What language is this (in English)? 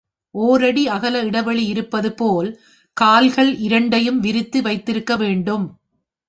Tamil